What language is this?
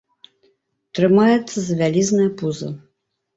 Belarusian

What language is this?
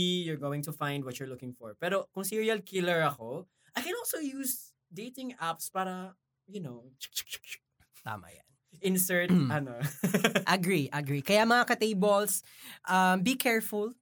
Filipino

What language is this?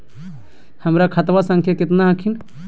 Magahi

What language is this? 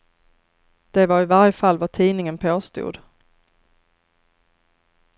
Swedish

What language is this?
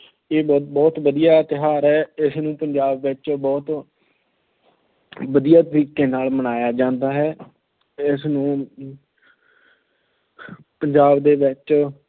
Punjabi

